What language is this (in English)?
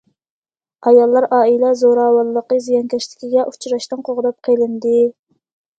Uyghur